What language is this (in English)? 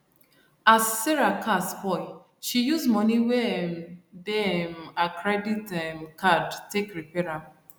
Nigerian Pidgin